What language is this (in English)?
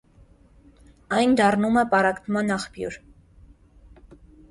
Armenian